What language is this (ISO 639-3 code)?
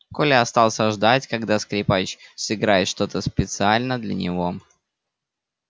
rus